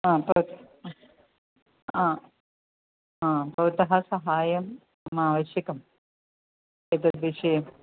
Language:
Sanskrit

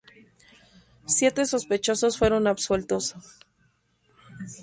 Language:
Spanish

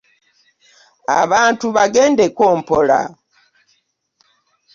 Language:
Ganda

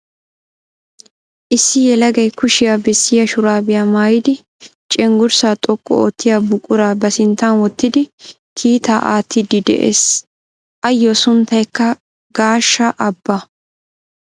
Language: Wolaytta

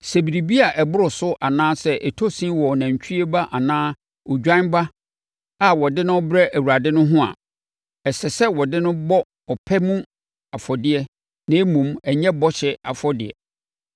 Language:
Akan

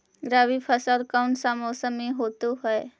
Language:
Magahi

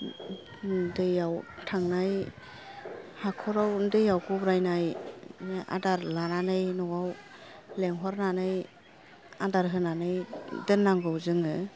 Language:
Bodo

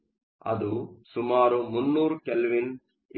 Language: Kannada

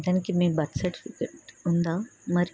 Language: Telugu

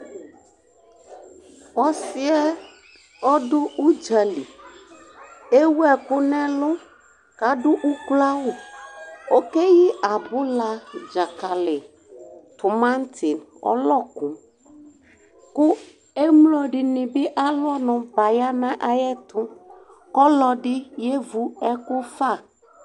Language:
Ikposo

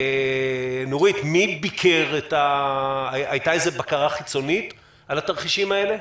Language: Hebrew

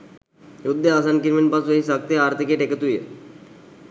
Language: Sinhala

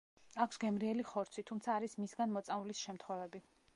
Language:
Georgian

